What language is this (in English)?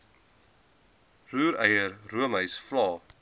Afrikaans